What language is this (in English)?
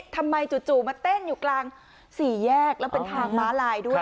Thai